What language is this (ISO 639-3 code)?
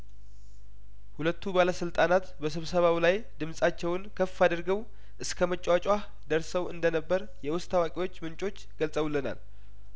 amh